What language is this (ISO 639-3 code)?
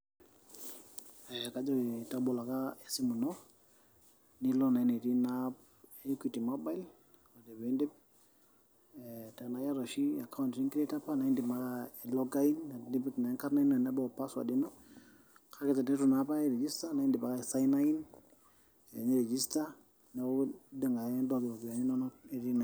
mas